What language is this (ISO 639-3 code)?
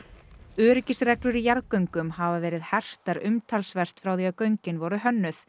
isl